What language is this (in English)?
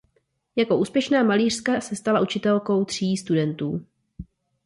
Czech